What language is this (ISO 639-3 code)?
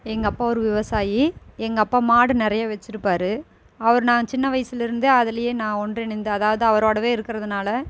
tam